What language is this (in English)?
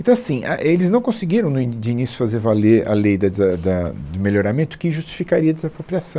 Portuguese